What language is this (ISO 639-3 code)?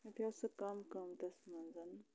kas